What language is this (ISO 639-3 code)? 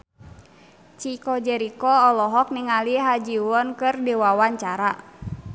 sun